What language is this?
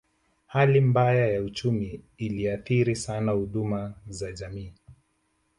Swahili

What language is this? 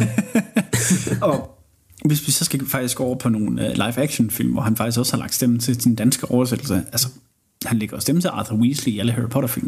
Danish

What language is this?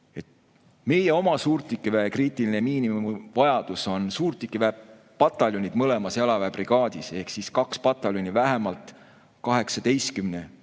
Estonian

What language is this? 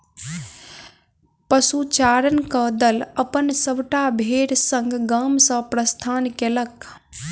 Maithili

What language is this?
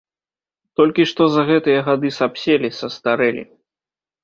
Belarusian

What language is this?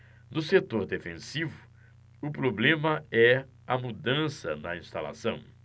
Portuguese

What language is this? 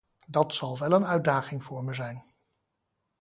Dutch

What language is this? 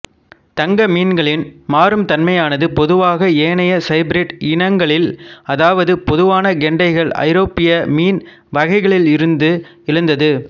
Tamil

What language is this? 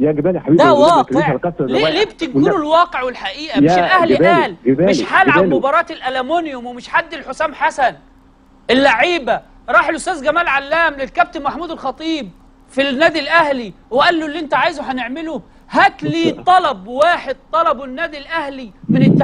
Arabic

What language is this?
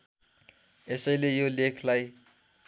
Nepali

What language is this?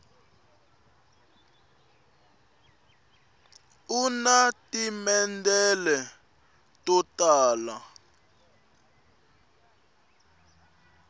Tsonga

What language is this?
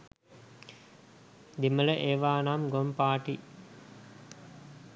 Sinhala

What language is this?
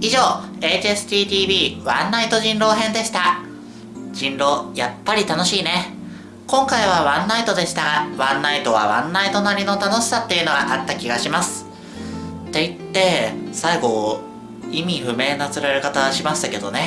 Japanese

